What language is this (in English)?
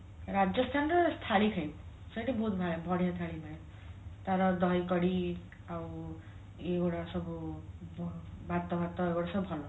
Odia